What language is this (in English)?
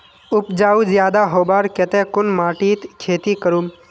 Magahi